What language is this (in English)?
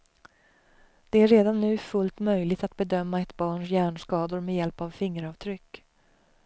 Swedish